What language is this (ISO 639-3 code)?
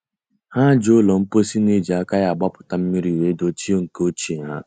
ibo